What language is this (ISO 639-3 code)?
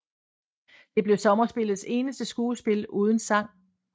dan